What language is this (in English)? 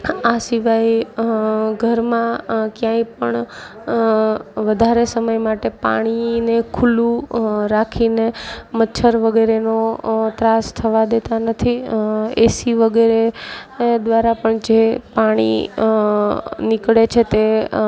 Gujarati